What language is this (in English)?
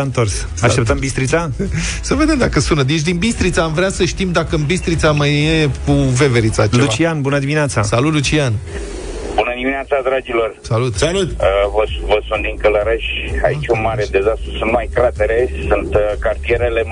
Romanian